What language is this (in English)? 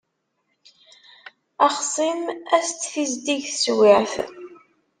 Kabyle